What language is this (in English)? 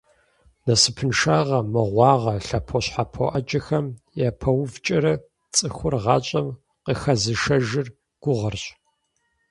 Kabardian